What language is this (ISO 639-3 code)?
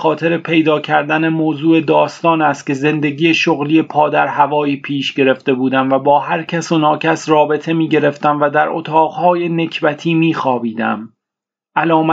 fas